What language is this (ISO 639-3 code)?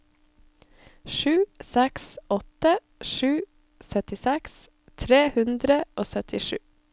nor